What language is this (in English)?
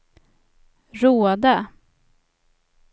Swedish